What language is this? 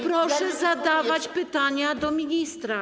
Polish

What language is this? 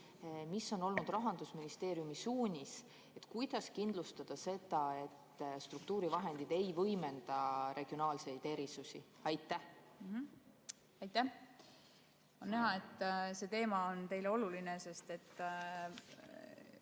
Estonian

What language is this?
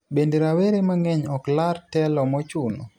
Luo (Kenya and Tanzania)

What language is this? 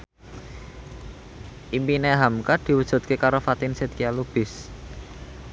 Javanese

